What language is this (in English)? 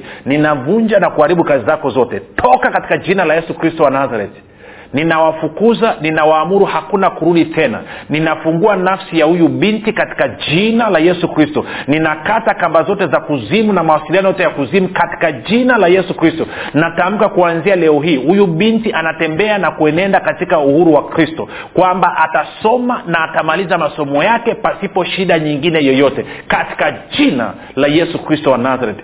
Swahili